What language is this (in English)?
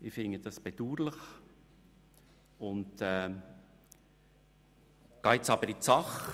Swiss German